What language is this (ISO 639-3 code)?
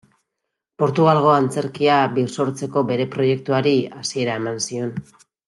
eus